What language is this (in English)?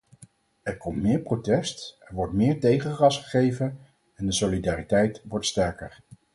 Dutch